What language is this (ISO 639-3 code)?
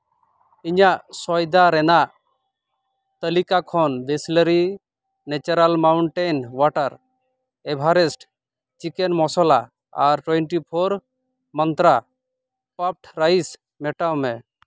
sat